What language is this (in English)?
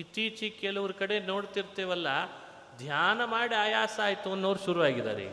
Kannada